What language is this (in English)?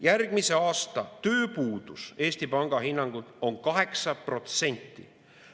Estonian